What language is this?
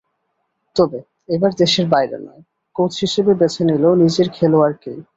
Bangla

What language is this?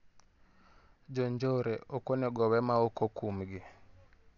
Luo (Kenya and Tanzania)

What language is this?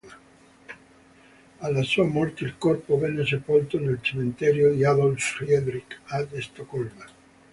Italian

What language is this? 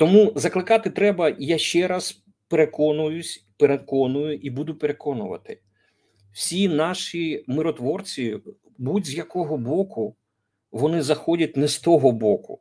Ukrainian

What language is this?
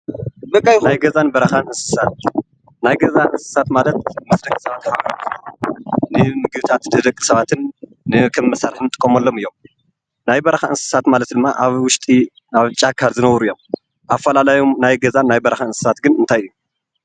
Tigrinya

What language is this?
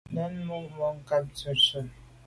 Medumba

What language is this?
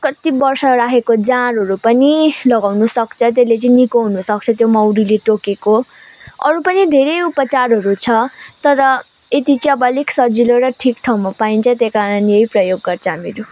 Nepali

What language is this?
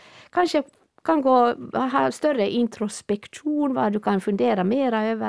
Swedish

